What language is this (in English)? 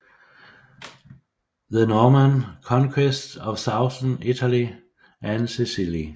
Danish